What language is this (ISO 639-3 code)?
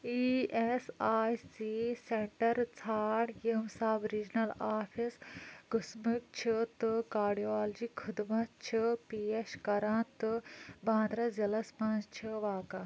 kas